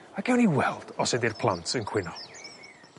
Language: Welsh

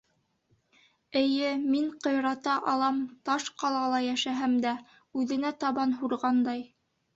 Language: Bashkir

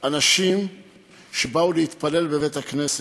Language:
Hebrew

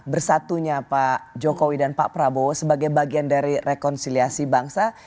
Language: Indonesian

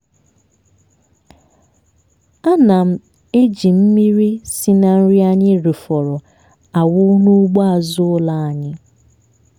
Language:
Igbo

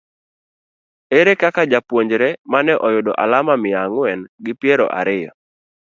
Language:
Luo (Kenya and Tanzania)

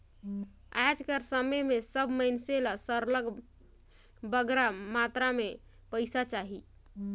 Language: Chhattisgarhi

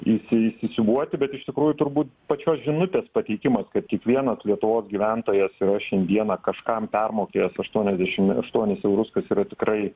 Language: Lithuanian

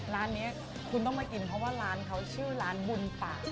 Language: Thai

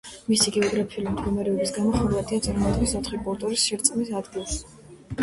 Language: Georgian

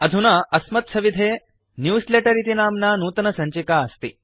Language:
Sanskrit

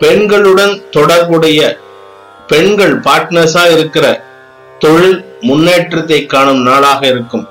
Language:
Tamil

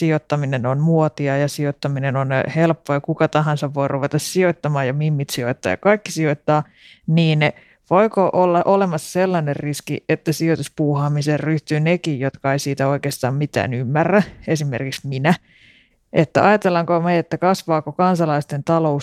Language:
Finnish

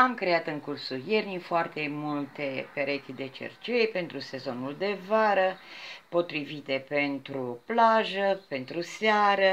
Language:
Romanian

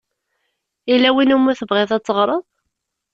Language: Kabyle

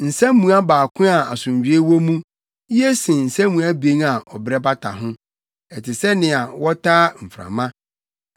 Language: Akan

